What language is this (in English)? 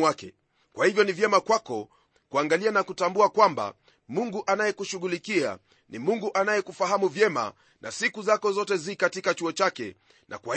Swahili